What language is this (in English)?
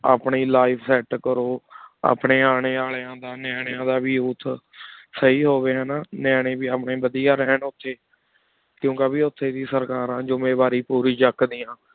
Punjabi